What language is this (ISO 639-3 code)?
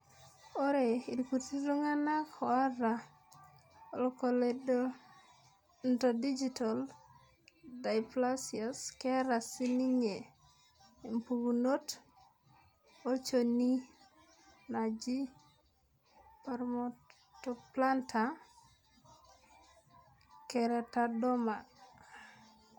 mas